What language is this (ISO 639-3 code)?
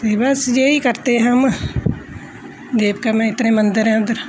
doi